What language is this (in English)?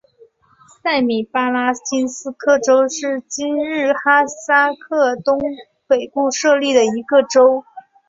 Chinese